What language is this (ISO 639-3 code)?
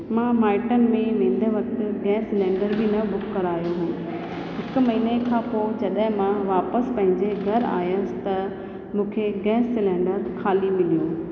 snd